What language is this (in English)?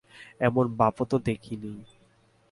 Bangla